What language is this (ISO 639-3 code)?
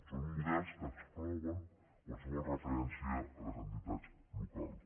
cat